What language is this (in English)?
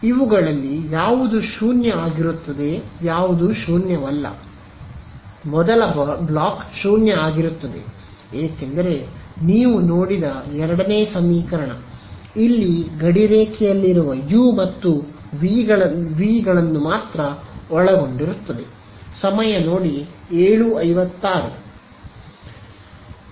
Kannada